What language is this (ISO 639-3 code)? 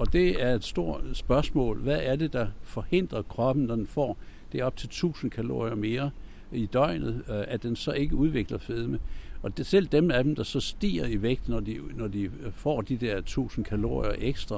dan